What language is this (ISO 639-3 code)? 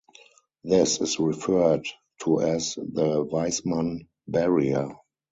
eng